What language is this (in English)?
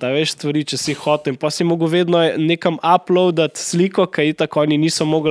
Slovak